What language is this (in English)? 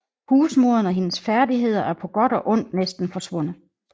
Danish